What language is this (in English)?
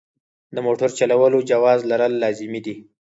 Pashto